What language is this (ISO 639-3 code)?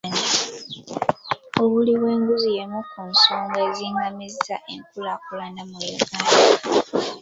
lug